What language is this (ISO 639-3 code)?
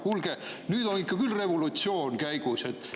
est